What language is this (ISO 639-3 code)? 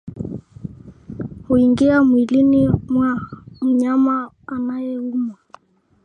swa